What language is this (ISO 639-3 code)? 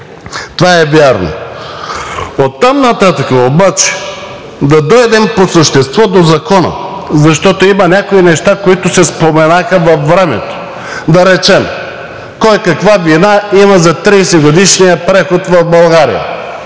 bul